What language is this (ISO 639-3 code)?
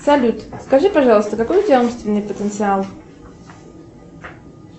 rus